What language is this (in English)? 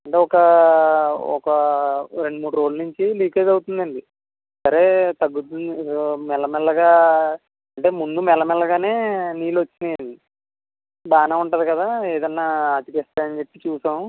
Telugu